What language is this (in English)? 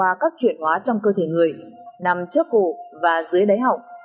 Vietnamese